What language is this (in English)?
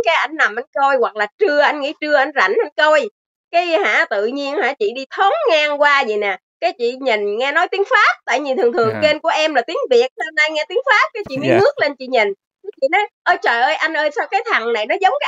Vietnamese